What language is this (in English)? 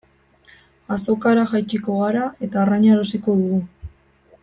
Basque